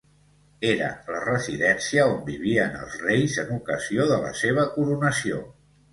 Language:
Catalan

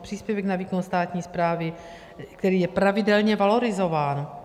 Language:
Czech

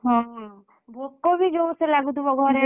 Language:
Odia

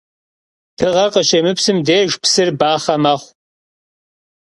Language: Kabardian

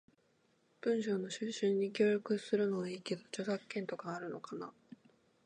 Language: Japanese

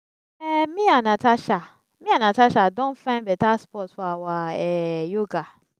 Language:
Nigerian Pidgin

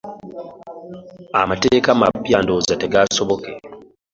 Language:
Ganda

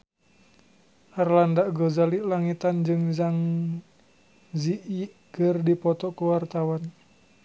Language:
Sundanese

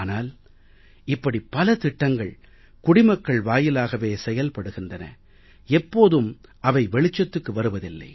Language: Tamil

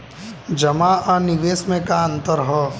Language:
Bhojpuri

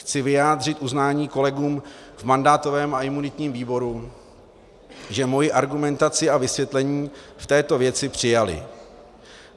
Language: Czech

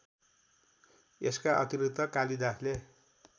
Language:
Nepali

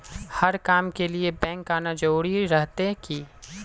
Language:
Magahi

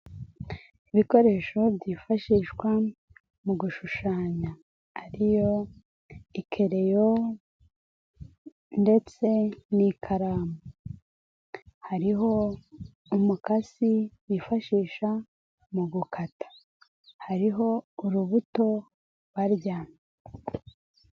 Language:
Kinyarwanda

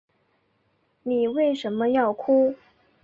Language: Chinese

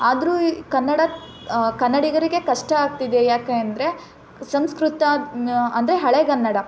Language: Kannada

